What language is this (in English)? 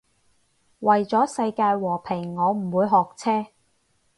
Cantonese